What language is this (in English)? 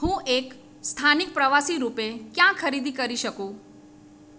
Gujarati